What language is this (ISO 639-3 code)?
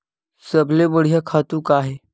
hne